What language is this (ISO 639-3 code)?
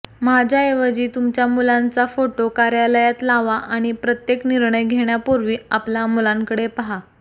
mar